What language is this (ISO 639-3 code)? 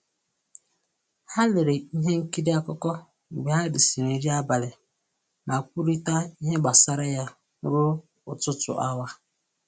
ibo